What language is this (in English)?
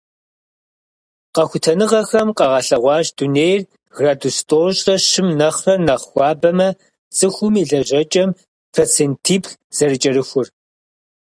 Kabardian